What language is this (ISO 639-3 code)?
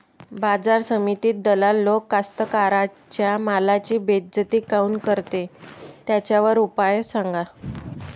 mar